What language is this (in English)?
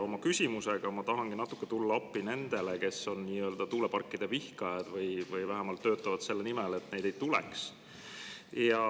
Estonian